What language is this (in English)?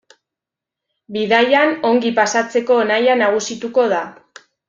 Basque